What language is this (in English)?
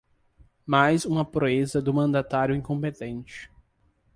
Portuguese